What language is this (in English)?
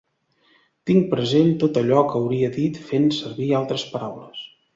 Catalan